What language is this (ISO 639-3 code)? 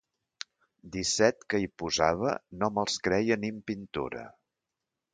cat